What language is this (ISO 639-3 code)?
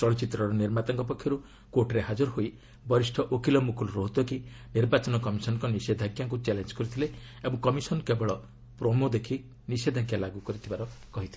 ori